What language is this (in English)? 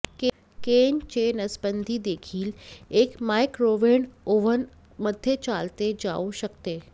Marathi